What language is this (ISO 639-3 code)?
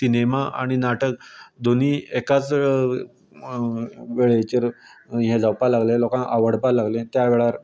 kok